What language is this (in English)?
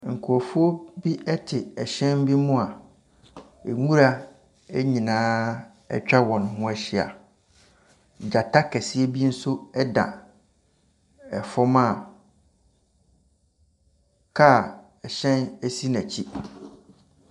Akan